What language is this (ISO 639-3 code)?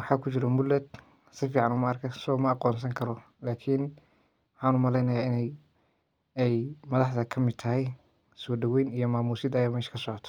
som